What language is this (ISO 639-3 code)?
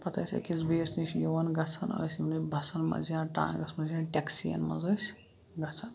kas